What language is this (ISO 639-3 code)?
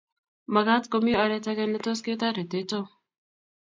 kln